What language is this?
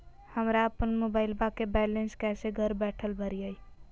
Magahi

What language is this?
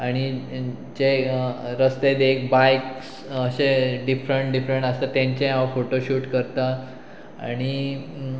Konkani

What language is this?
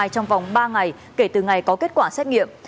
Vietnamese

